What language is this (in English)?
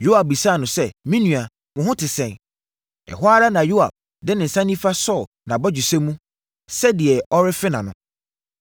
Akan